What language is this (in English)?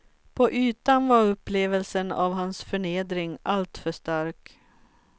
Swedish